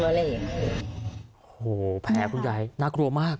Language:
Thai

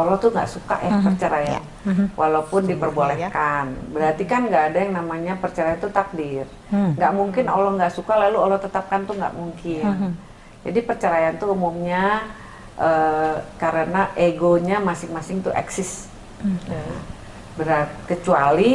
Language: Indonesian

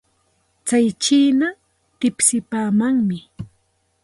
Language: Santa Ana de Tusi Pasco Quechua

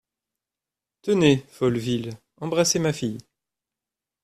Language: French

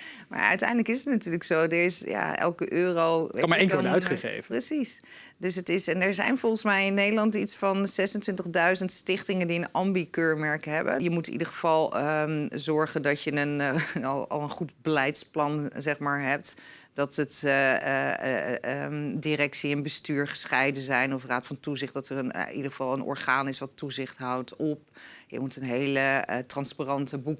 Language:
Dutch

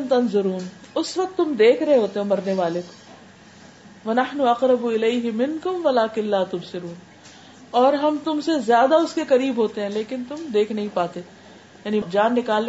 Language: Urdu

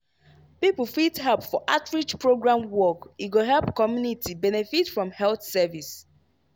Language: Nigerian Pidgin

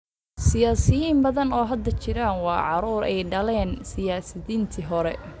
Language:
Somali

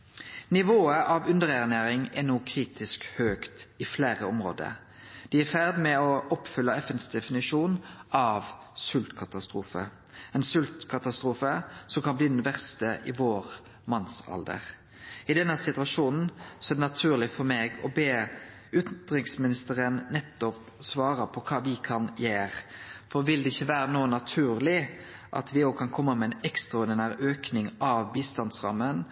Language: Norwegian Nynorsk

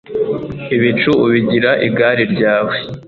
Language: Kinyarwanda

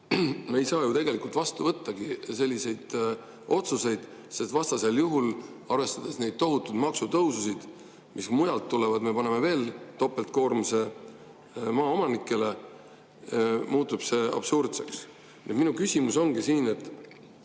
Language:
Estonian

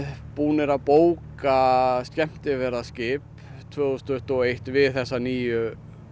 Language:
Icelandic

